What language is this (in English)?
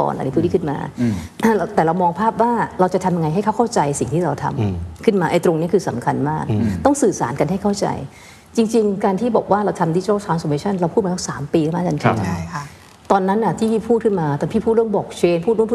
Thai